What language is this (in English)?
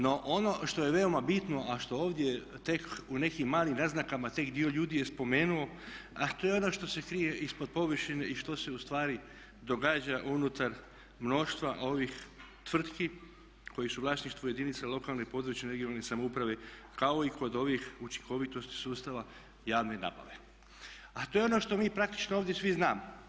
Croatian